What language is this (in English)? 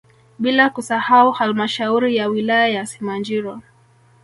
Swahili